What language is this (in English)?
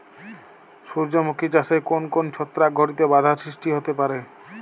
Bangla